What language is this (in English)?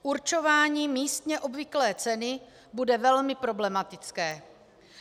Czech